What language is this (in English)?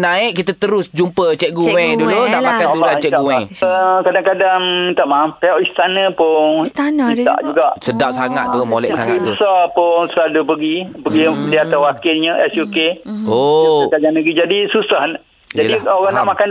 Malay